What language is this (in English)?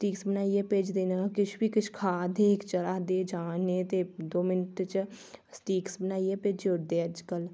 Dogri